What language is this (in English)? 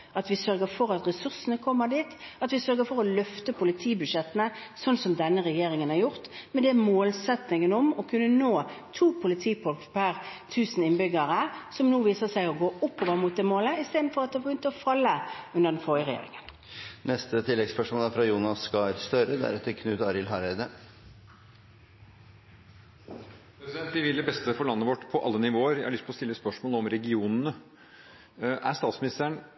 Norwegian